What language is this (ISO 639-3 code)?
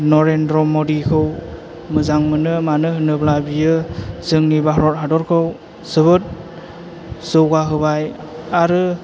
brx